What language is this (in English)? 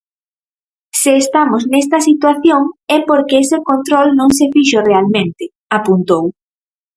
Galician